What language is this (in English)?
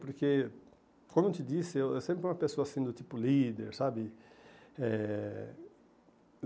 Portuguese